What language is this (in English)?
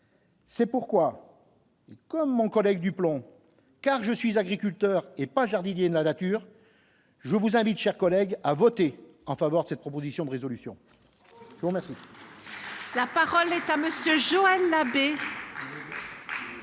French